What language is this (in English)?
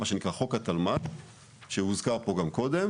Hebrew